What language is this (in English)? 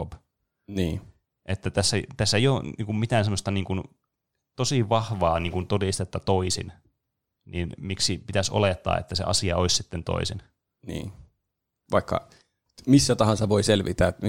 Finnish